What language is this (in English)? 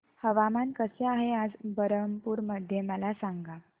Marathi